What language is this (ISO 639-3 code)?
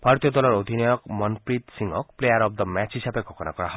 asm